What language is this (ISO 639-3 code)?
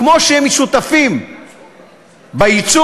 heb